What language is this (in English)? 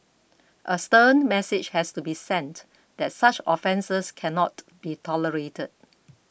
English